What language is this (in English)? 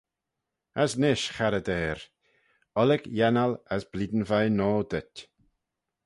Manx